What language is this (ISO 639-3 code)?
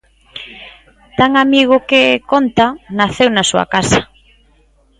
glg